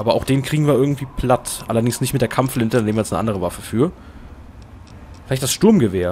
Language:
German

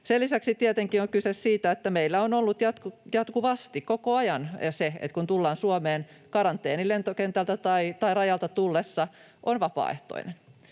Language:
Finnish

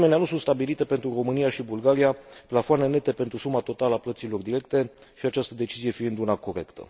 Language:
Romanian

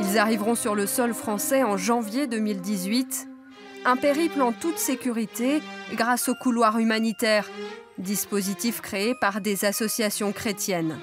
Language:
French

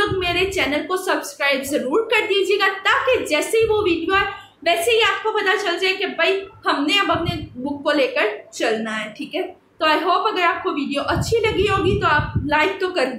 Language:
Hindi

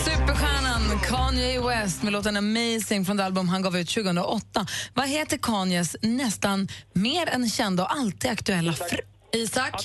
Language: Swedish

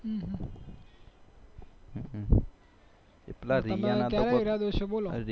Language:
Gujarati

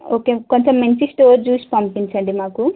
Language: Telugu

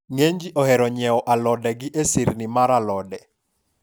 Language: Luo (Kenya and Tanzania)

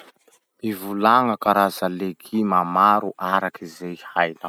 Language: Masikoro Malagasy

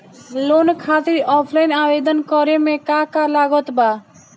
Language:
Bhojpuri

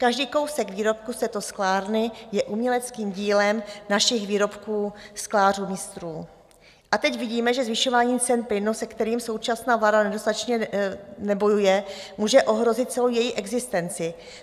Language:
Czech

